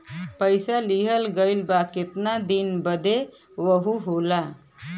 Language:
Bhojpuri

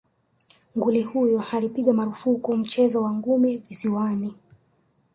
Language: Swahili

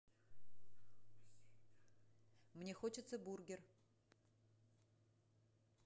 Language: Russian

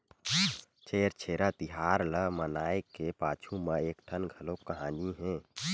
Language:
Chhattisgarhi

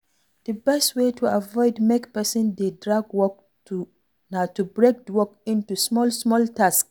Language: Nigerian Pidgin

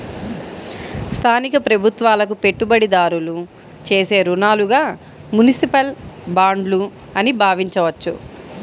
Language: Telugu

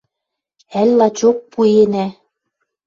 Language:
Western Mari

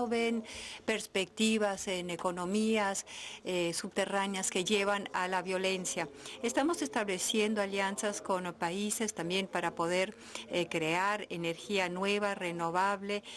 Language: Spanish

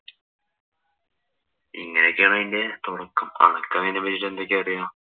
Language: Malayalam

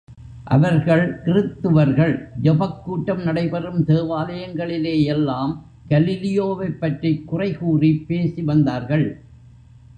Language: Tamil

